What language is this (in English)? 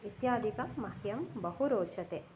Sanskrit